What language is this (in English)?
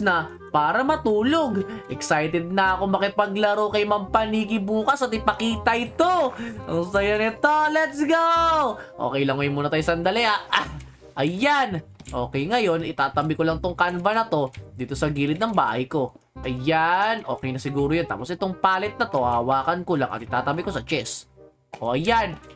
Filipino